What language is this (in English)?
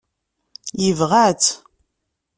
Kabyle